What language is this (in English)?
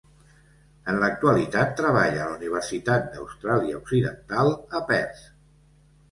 Catalan